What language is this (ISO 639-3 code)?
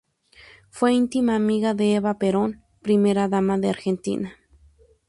spa